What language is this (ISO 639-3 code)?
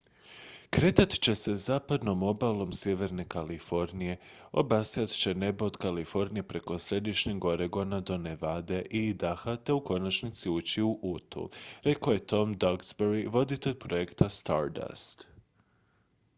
hrv